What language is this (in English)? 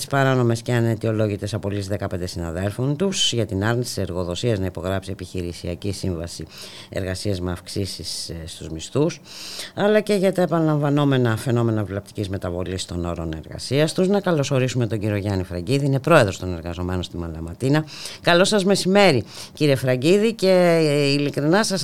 Greek